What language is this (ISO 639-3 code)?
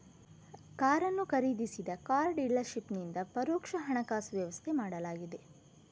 kan